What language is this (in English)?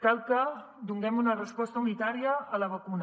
Catalan